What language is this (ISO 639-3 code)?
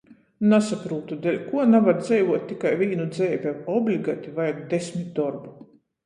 ltg